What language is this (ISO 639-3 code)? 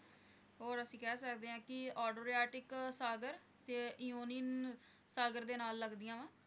pan